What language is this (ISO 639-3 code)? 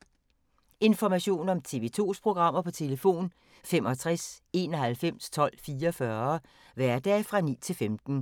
dan